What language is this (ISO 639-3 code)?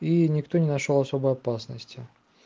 rus